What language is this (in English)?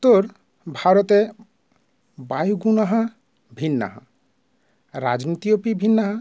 Sanskrit